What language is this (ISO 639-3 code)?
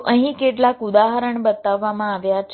guj